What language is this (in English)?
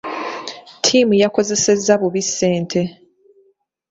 Ganda